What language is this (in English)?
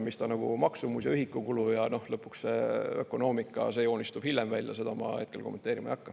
Estonian